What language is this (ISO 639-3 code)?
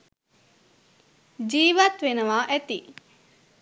sin